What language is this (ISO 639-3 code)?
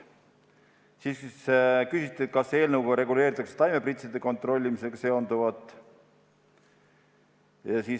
est